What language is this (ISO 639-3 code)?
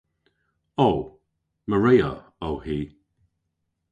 cor